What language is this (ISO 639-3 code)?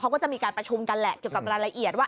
tha